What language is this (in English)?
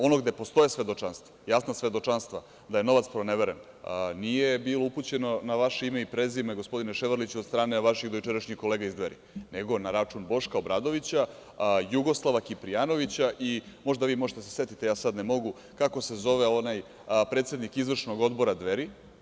Serbian